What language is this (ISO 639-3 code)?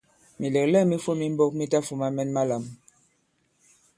abb